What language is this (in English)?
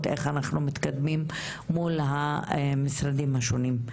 Hebrew